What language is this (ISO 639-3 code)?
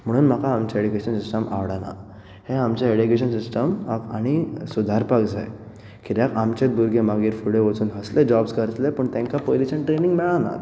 kok